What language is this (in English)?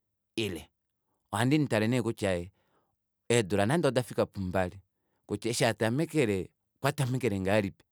Kuanyama